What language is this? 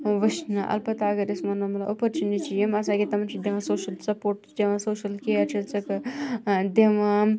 Kashmiri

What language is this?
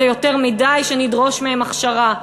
Hebrew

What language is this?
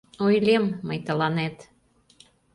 Mari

